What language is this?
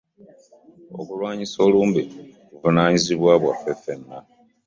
Ganda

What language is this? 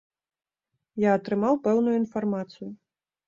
Belarusian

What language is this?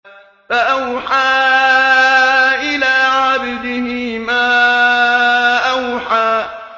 Arabic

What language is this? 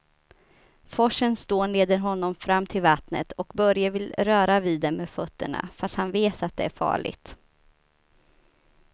Swedish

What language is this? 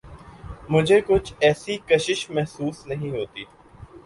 Urdu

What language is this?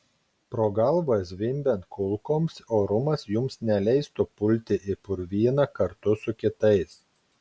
Lithuanian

